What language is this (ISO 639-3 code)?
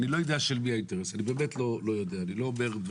heb